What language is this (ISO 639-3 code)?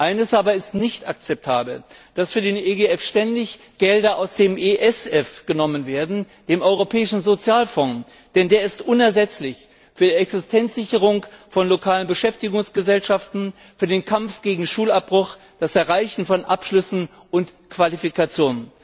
deu